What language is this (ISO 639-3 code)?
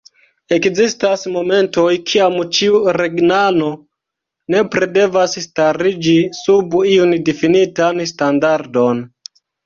epo